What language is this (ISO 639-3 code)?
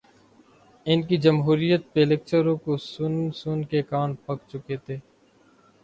urd